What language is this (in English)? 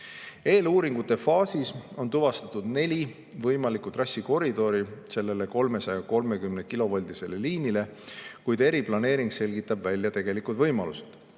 Estonian